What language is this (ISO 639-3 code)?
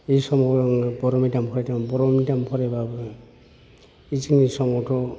brx